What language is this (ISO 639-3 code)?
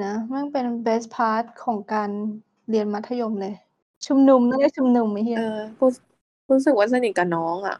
tha